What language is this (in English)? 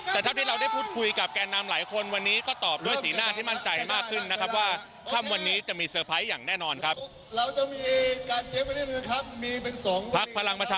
Thai